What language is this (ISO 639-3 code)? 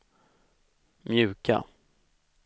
swe